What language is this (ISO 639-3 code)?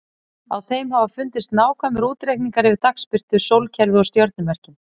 isl